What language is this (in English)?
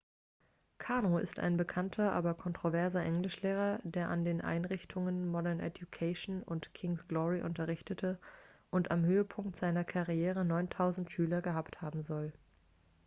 German